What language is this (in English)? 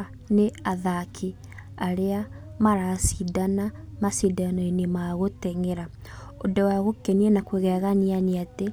Kikuyu